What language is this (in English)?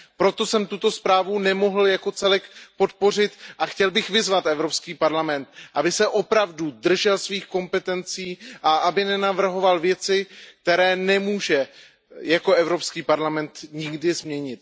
Czech